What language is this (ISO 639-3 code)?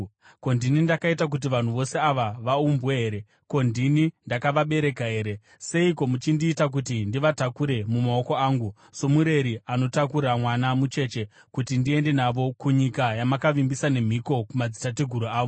sna